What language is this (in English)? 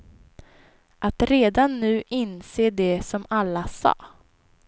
Swedish